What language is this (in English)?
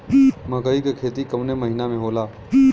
Bhojpuri